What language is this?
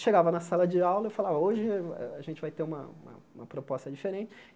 Portuguese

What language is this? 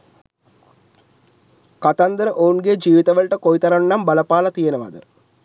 Sinhala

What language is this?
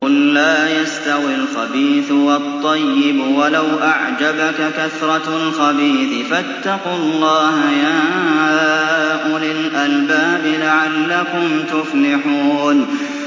Arabic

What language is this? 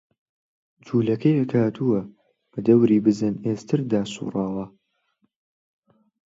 Central Kurdish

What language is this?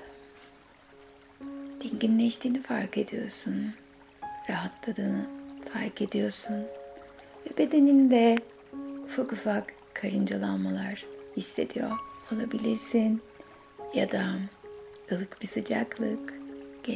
Turkish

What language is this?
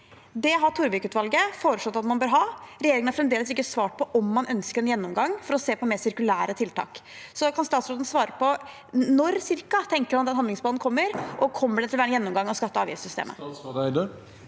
Norwegian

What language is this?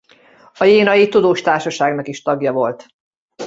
Hungarian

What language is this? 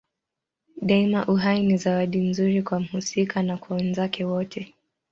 Swahili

